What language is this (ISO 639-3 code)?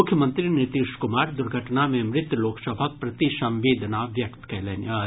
mai